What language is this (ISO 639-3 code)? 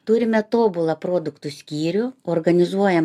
lit